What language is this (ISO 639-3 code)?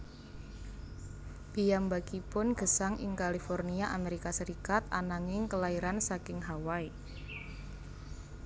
jav